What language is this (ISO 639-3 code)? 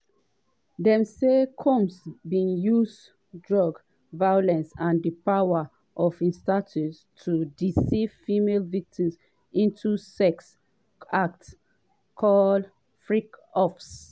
pcm